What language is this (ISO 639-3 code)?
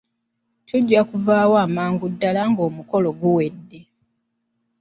lug